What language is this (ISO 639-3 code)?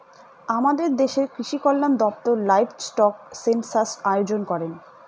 ben